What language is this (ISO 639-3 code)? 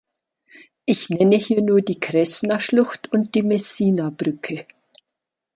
deu